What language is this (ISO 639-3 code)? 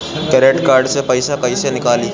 bho